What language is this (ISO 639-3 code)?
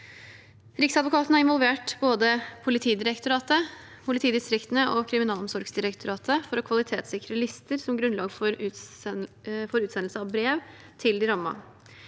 nor